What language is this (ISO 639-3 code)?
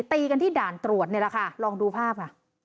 tha